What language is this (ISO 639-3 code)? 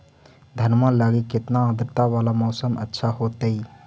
mag